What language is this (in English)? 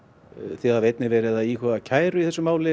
Icelandic